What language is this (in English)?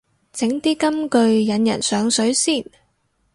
Cantonese